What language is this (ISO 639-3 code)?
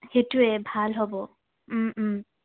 asm